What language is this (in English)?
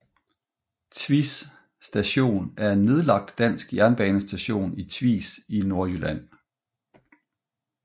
Danish